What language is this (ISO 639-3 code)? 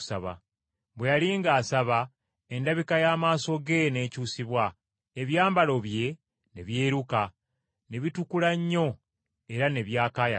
lug